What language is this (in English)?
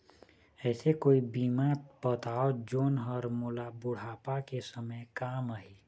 Chhattisgarhi